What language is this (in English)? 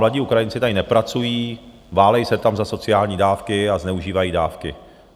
Czech